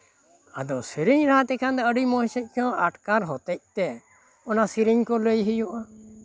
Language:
Santali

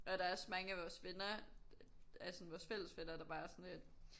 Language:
Danish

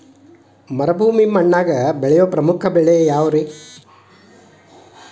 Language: Kannada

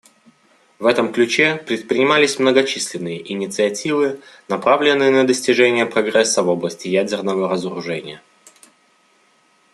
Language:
Russian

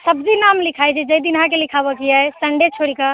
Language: Maithili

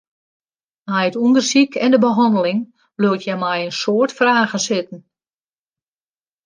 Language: Western Frisian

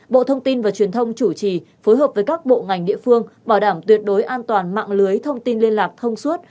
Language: Vietnamese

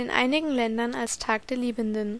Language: German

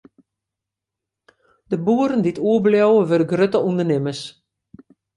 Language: Western Frisian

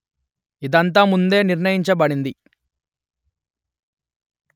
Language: Telugu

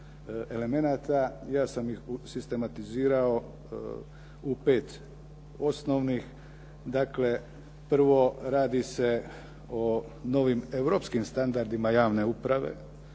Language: Croatian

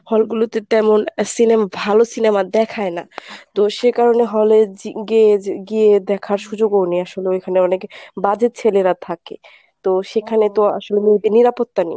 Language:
Bangla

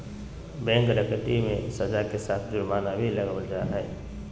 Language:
Magahi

